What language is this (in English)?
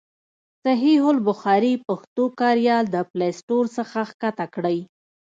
Pashto